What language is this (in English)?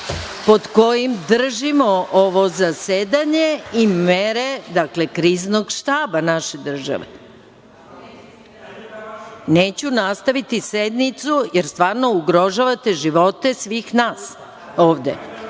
Serbian